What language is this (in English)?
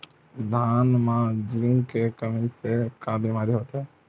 Chhattisgarhi